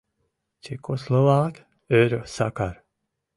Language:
Mari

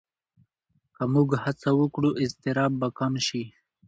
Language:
Pashto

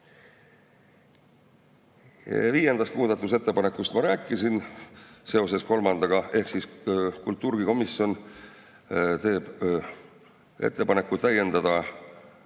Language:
Estonian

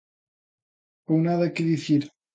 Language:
Galician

